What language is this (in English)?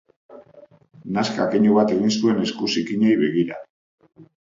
Basque